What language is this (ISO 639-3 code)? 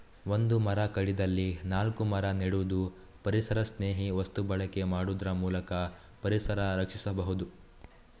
kan